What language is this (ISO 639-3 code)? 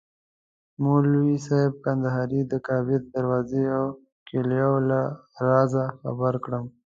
pus